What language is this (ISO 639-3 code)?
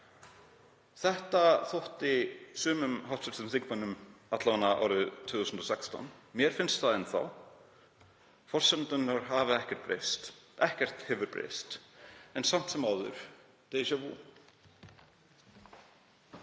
isl